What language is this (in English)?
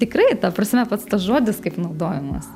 Lithuanian